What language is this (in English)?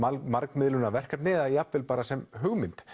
Icelandic